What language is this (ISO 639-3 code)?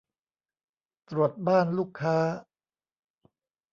tha